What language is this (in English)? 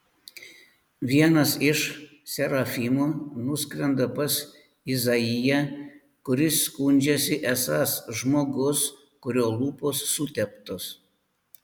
Lithuanian